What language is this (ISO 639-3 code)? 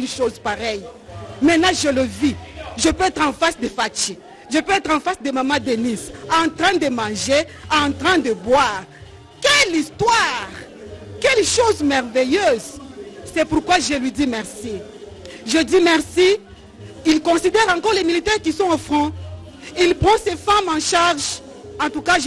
fra